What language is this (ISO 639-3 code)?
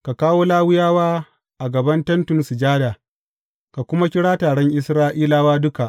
hau